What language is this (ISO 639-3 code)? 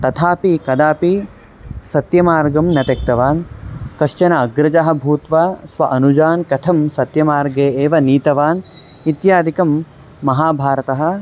san